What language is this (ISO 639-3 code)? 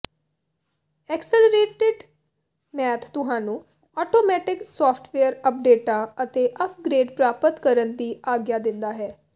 pan